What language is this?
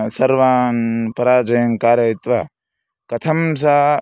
Sanskrit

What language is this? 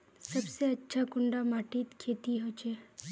Magahi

